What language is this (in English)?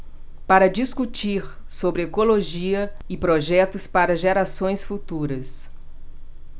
Portuguese